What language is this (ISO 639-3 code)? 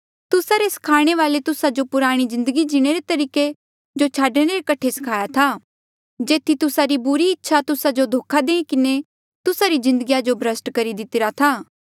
mjl